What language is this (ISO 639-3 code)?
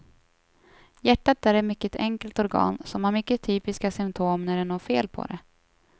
swe